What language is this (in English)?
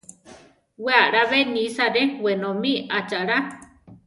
Central Tarahumara